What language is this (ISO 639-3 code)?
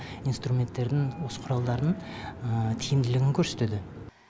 kaz